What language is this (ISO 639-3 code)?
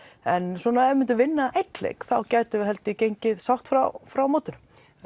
isl